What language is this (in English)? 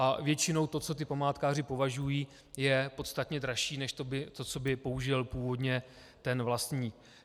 Czech